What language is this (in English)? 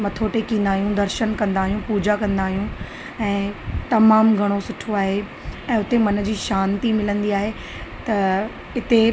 Sindhi